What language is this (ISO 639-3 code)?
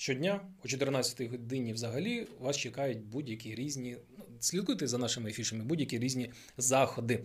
ukr